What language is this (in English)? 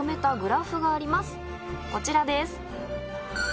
Japanese